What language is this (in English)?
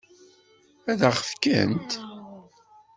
Kabyle